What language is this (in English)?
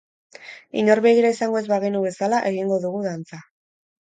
Basque